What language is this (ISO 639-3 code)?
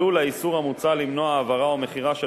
heb